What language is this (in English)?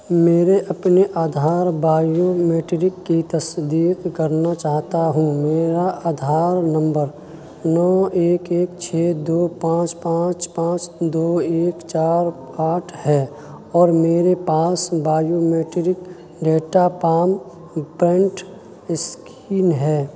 Urdu